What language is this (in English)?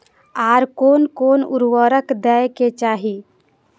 Maithili